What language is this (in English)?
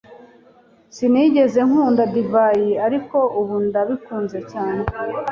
Kinyarwanda